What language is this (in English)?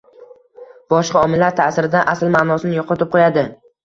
Uzbek